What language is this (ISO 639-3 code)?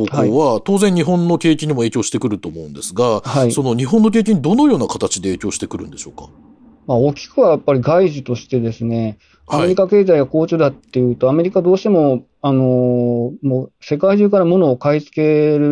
jpn